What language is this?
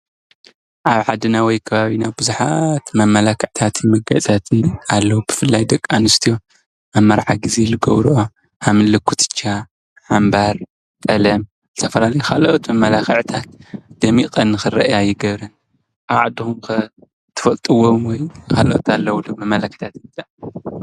Tigrinya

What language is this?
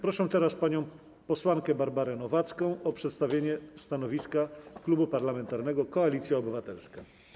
Polish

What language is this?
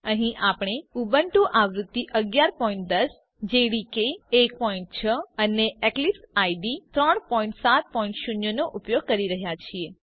Gujarati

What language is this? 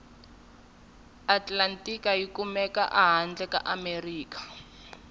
Tsonga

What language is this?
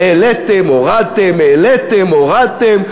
Hebrew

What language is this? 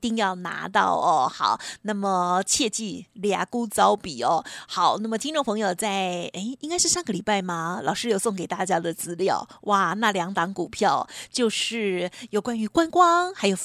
Chinese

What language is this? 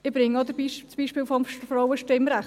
Swiss German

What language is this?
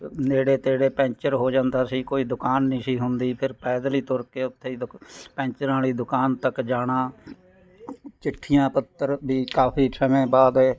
Punjabi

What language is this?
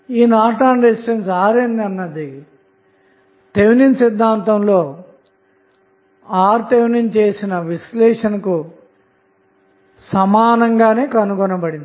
Telugu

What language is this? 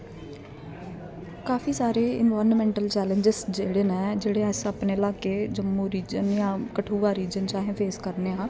Dogri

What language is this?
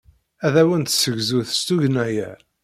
Kabyle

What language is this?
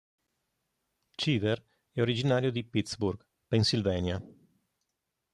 Italian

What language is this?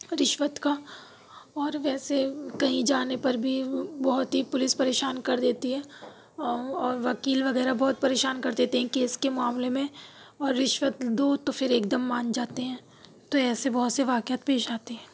Urdu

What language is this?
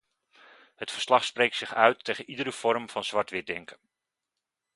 Dutch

